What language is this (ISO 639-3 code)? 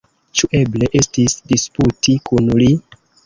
epo